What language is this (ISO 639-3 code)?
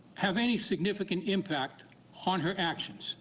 eng